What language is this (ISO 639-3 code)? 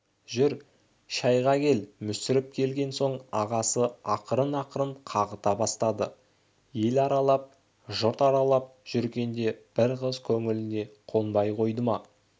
kaz